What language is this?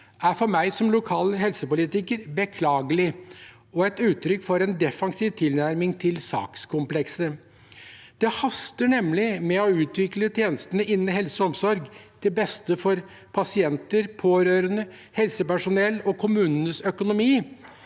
Norwegian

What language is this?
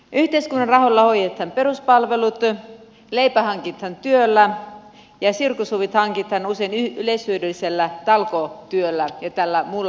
Finnish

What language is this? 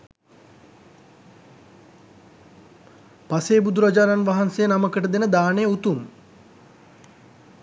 Sinhala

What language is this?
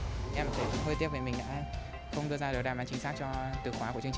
Vietnamese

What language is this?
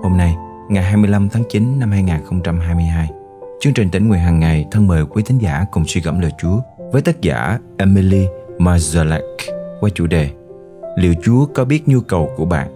Vietnamese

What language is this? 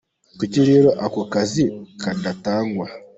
Kinyarwanda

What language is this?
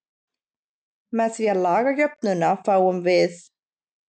Icelandic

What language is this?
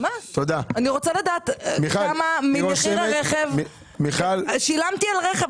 Hebrew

